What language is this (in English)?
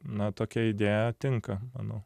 Lithuanian